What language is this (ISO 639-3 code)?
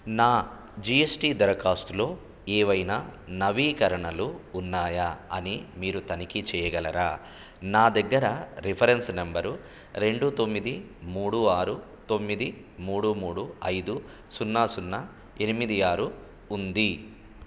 tel